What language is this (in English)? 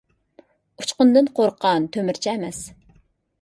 Uyghur